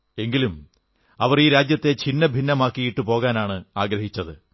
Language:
Malayalam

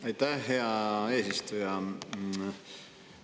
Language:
Estonian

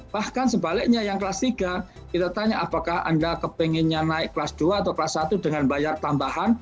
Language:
Indonesian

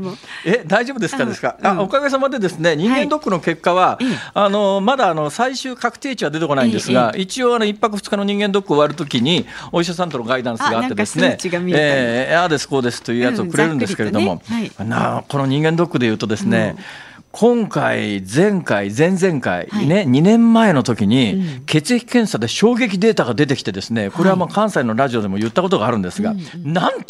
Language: Japanese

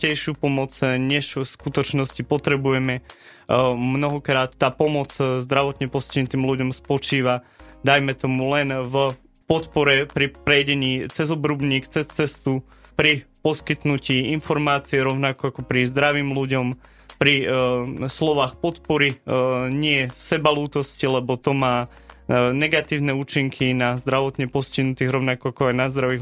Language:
Slovak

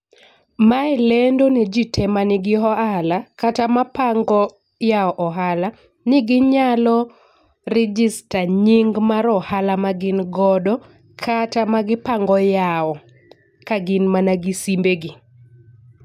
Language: Luo (Kenya and Tanzania)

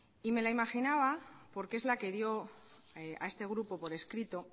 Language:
Spanish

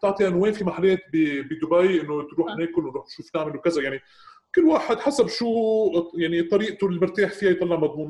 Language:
Arabic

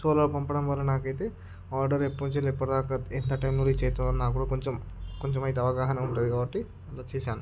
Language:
Telugu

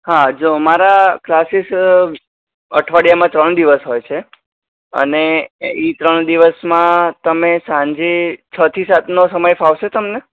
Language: Gujarati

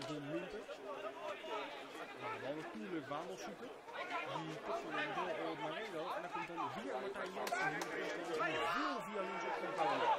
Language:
Dutch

